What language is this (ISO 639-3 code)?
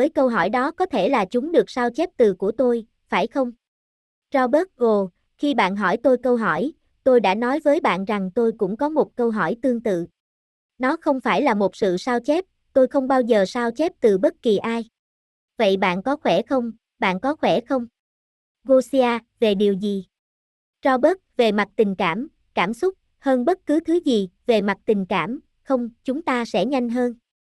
vie